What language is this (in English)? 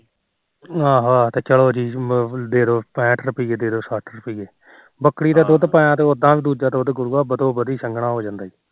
Punjabi